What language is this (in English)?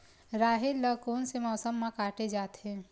Chhattisgarhi